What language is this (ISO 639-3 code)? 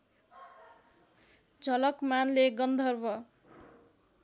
nep